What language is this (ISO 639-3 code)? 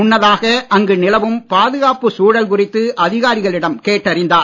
tam